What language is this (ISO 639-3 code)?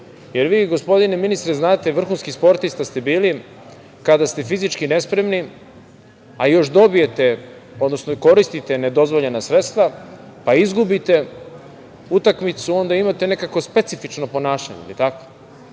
srp